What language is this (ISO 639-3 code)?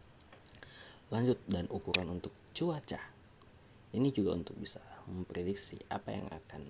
ind